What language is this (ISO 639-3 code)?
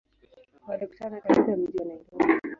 swa